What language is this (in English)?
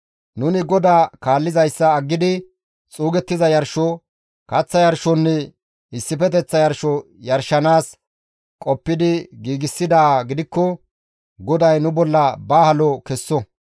Gamo